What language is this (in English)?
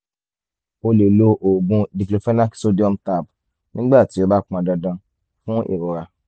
Yoruba